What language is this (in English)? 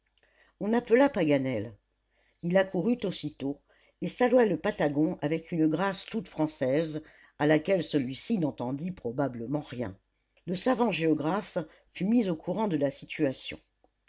French